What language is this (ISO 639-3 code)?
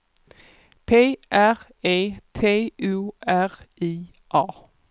swe